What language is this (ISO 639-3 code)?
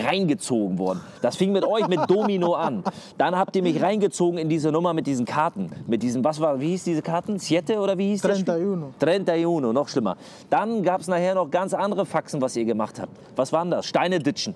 deu